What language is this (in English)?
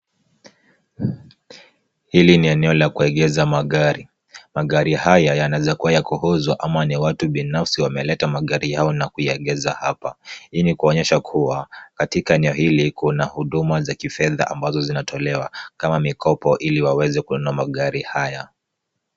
Swahili